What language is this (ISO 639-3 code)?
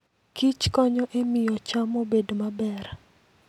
luo